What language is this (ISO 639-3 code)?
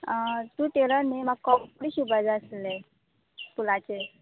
kok